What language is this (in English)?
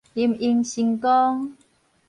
Min Nan Chinese